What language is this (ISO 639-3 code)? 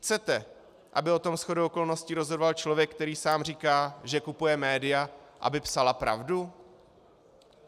ces